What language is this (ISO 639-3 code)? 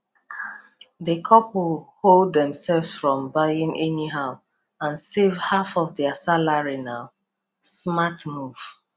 pcm